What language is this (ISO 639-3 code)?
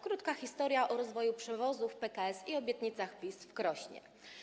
pol